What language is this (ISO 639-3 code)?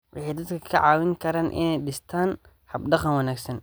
som